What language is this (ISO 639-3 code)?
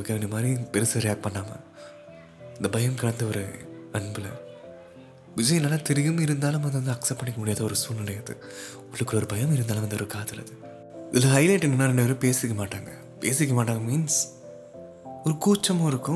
tam